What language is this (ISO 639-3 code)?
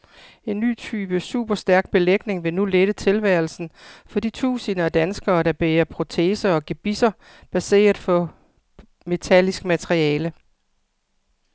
dan